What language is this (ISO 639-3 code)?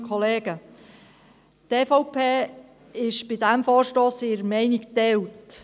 gsw